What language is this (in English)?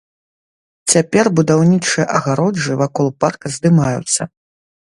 Belarusian